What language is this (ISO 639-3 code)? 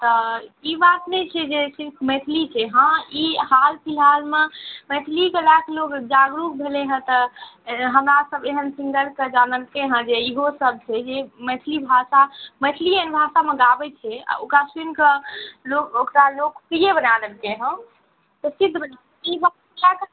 mai